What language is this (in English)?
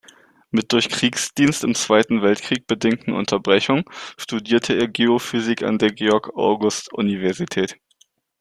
German